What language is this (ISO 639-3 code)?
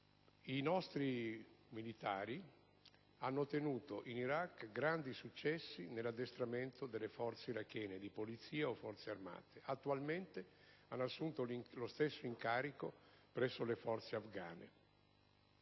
ita